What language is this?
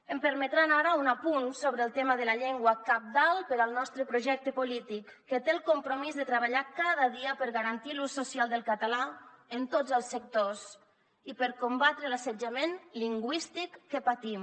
Catalan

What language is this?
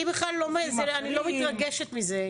Hebrew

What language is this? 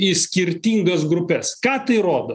Lithuanian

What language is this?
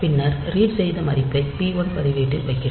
Tamil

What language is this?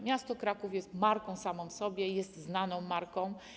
Polish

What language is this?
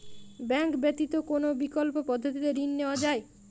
Bangla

